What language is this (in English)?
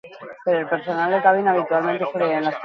Basque